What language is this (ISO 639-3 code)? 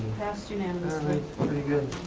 eng